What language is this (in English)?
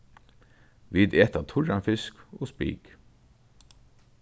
Faroese